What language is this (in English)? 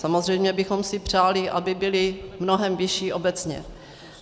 Czech